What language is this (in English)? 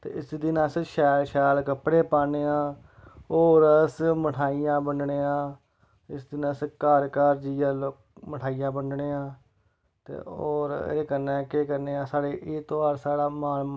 Dogri